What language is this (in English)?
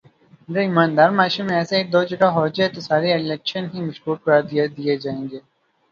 Urdu